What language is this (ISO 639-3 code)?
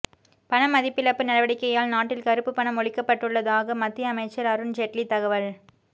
tam